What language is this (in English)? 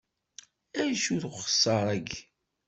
Kabyle